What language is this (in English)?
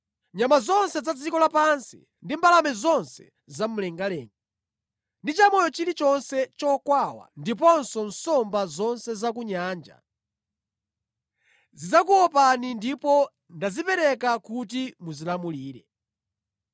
Nyanja